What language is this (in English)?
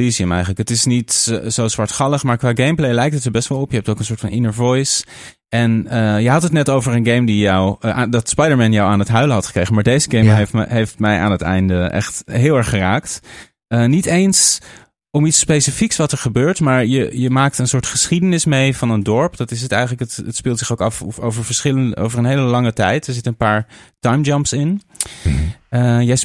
Dutch